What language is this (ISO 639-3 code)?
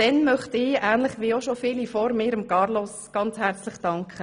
gsw